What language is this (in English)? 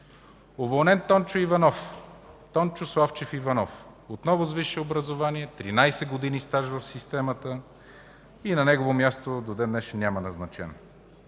Bulgarian